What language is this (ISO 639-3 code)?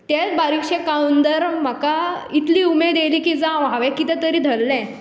kok